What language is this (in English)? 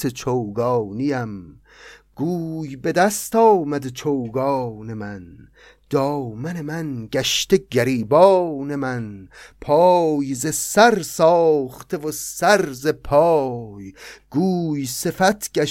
Persian